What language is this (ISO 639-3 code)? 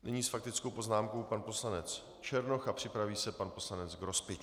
ces